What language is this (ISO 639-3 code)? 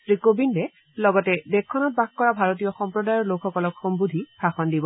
asm